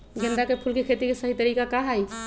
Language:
Magahi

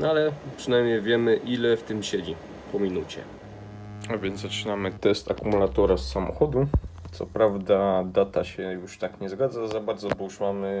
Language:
Polish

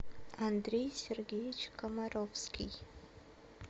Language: Russian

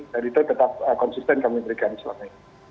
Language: Indonesian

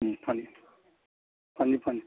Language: Manipuri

